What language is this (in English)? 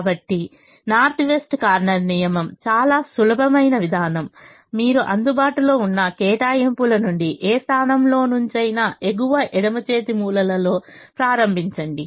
Telugu